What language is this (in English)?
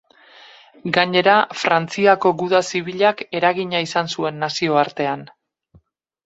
Basque